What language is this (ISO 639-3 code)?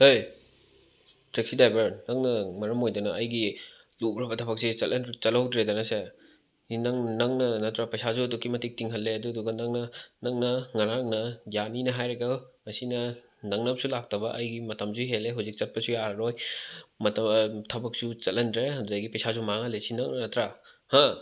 mni